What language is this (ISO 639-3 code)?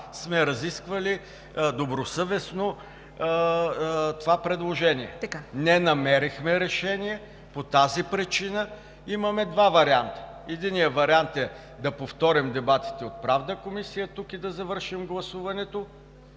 bul